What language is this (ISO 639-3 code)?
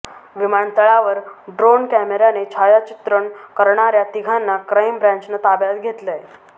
mar